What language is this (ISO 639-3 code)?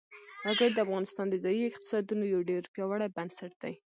pus